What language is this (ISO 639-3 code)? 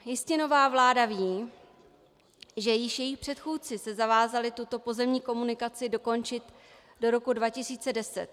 ces